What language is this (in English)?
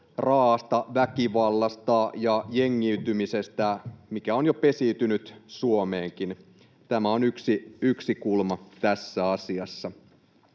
Finnish